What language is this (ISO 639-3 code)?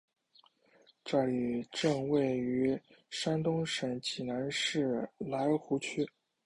zho